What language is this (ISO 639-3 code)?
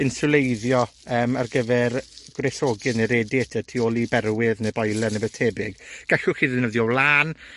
cym